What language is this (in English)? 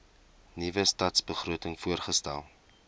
Afrikaans